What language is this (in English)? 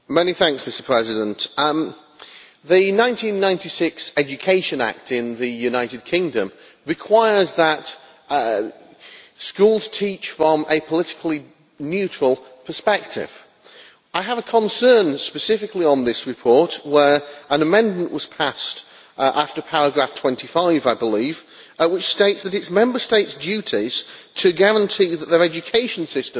English